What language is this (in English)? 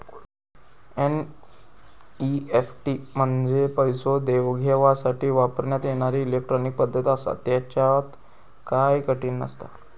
Marathi